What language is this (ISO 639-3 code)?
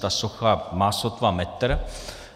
ces